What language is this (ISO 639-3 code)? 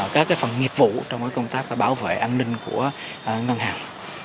vie